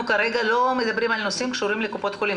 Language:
Hebrew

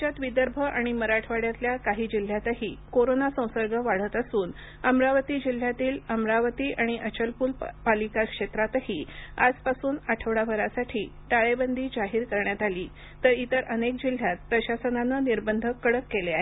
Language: Marathi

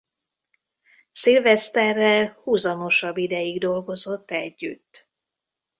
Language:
Hungarian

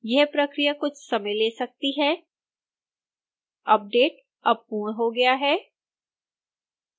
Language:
Hindi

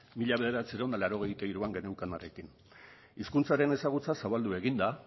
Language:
Basque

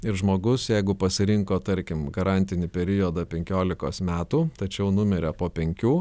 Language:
Lithuanian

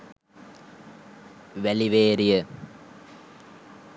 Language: Sinhala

